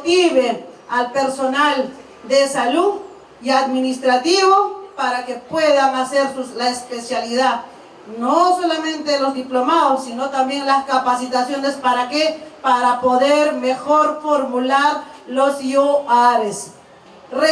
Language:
Spanish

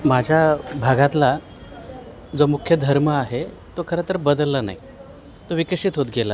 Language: Marathi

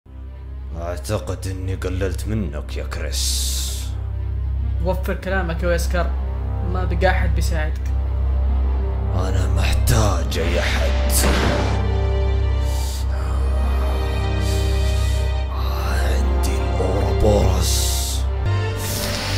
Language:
Arabic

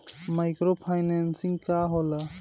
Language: Bhojpuri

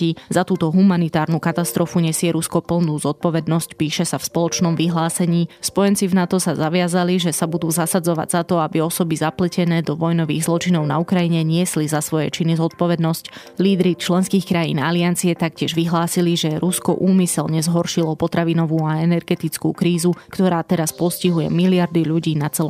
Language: Slovak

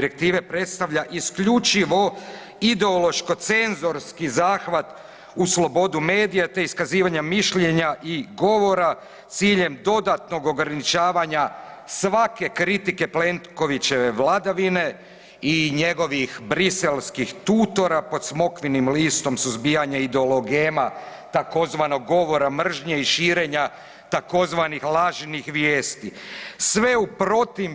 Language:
Croatian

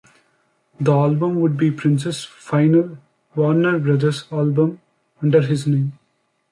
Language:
English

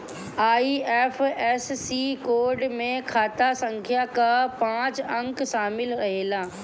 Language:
Bhojpuri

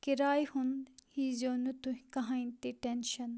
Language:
Kashmiri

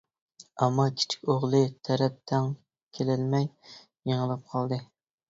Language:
Uyghur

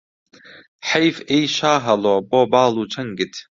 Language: Central Kurdish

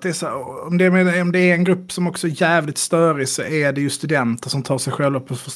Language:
Swedish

